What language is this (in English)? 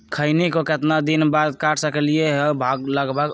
Magahi